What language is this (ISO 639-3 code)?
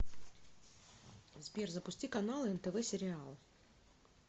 rus